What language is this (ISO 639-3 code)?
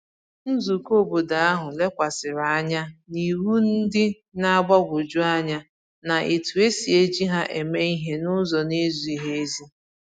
ibo